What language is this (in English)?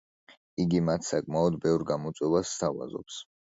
Georgian